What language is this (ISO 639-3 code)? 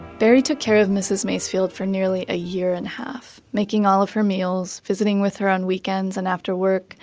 eng